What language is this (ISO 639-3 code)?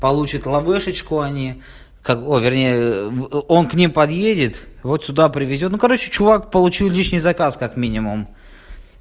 rus